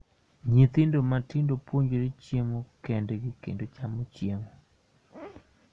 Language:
Luo (Kenya and Tanzania)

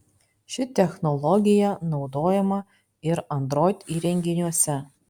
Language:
Lithuanian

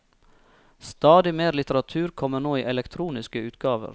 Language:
Norwegian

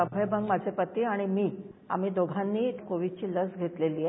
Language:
Marathi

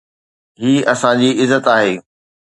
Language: Sindhi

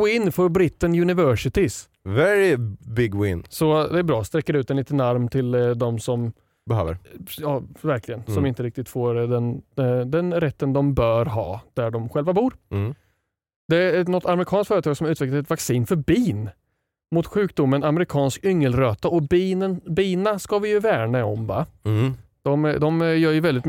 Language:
Swedish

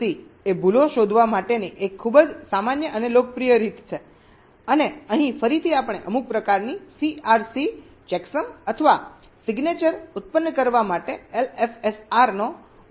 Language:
Gujarati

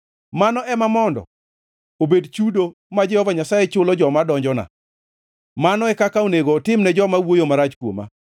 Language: Luo (Kenya and Tanzania)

